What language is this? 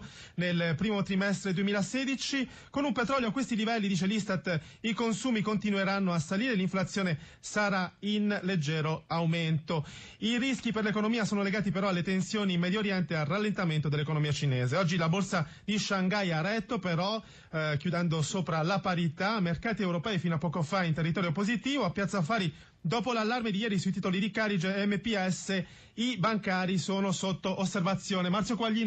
Italian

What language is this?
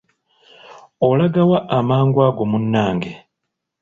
Ganda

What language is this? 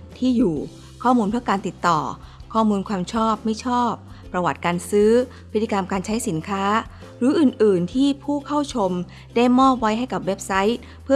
Thai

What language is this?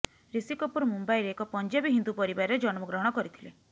Odia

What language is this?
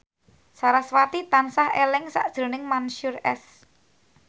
Javanese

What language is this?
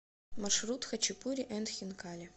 Russian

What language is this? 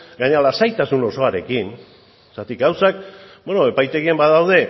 Basque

